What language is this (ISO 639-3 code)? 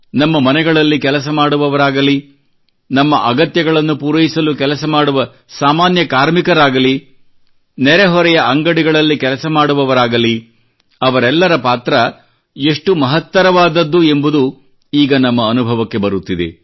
kan